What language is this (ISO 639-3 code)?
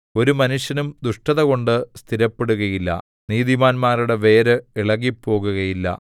mal